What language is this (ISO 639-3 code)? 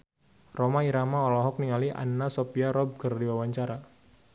sun